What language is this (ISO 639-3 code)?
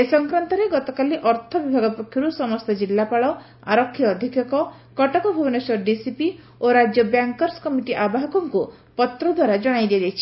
ori